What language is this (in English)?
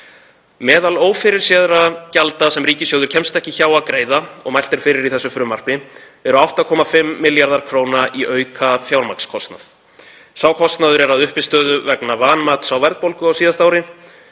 Icelandic